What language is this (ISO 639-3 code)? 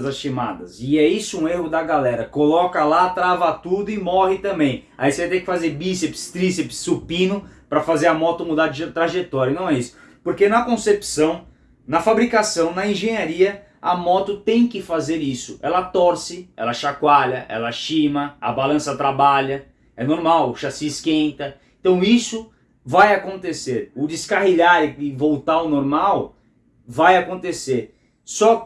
por